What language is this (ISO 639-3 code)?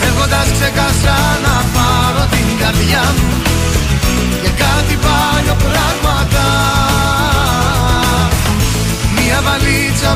ell